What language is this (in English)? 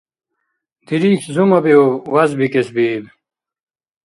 Dargwa